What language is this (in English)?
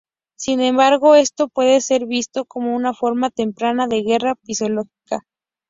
Spanish